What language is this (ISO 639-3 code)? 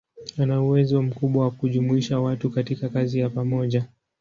swa